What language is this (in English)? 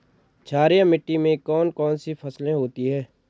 Hindi